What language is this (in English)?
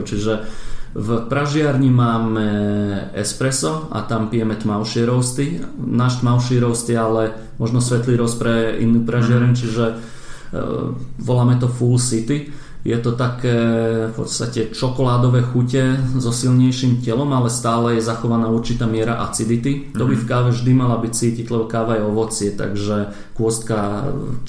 Slovak